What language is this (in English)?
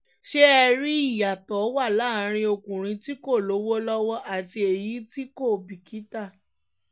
Yoruba